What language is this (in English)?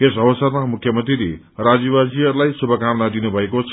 Nepali